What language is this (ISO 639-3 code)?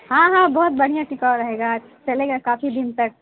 urd